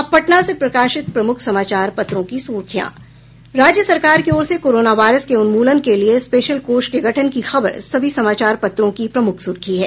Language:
Hindi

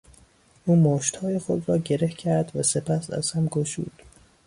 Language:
Persian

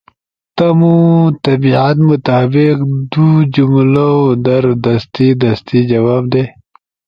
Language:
Ushojo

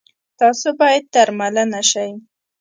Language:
Pashto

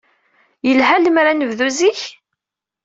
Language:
Kabyle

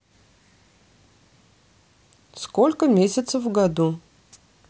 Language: Russian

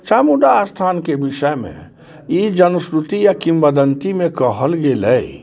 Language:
Maithili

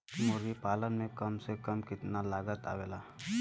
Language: Bhojpuri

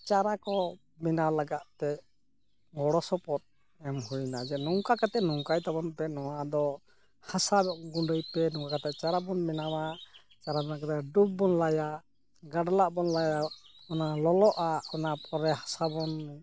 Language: Santali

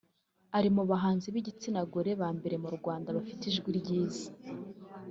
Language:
Kinyarwanda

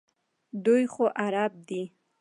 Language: Pashto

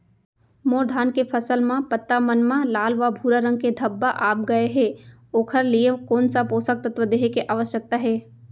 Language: Chhattisgarhi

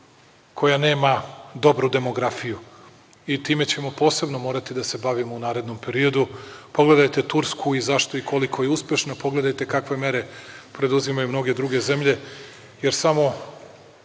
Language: Serbian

